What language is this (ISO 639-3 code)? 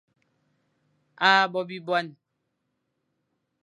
fan